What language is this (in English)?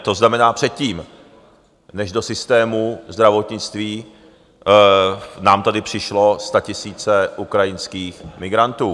Czech